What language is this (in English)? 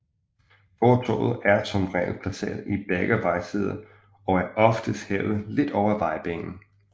Danish